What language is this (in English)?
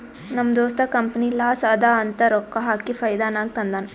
Kannada